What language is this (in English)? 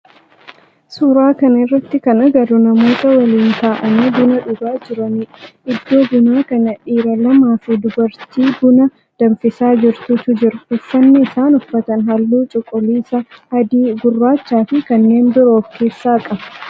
Oromo